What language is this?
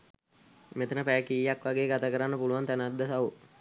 Sinhala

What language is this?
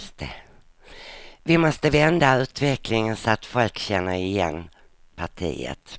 Swedish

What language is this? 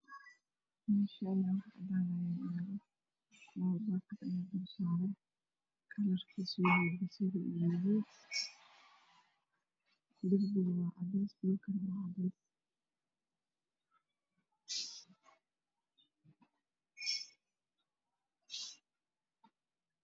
Somali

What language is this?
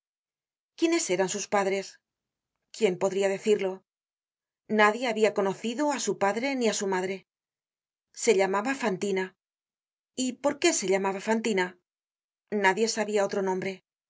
Spanish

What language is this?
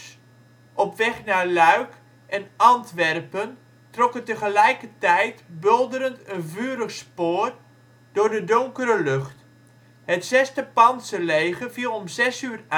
Dutch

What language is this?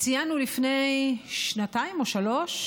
Hebrew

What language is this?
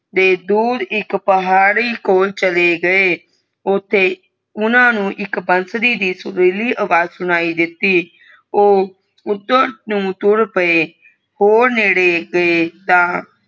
Punjabi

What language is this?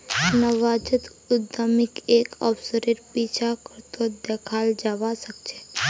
Magahi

